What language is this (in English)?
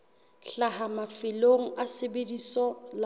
Southern Sotho